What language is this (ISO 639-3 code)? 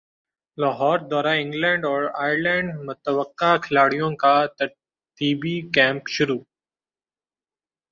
urd